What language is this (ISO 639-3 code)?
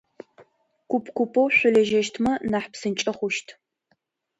ady